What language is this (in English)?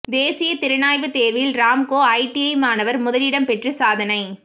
Tamil